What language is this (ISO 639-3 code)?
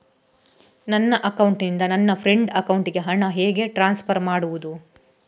kan